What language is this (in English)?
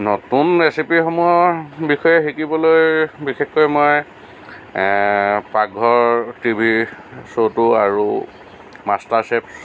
Assamese